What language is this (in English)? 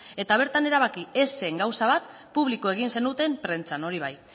Basque